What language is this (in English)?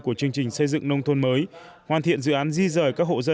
Vietnamese